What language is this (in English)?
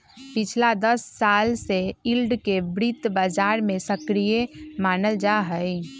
Magahi